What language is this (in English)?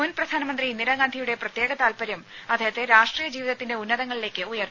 Malayalam